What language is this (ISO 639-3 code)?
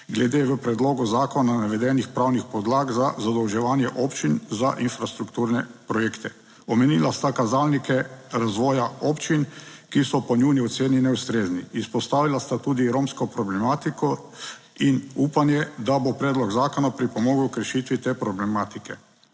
slv